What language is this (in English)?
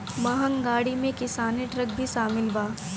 Bhojpuri